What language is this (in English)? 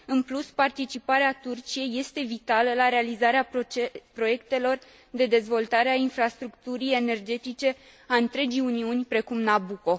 Romanian